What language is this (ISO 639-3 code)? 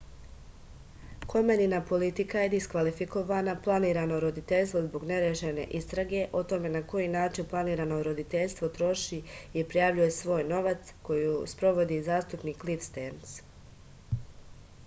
srp